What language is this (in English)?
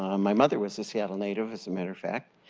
English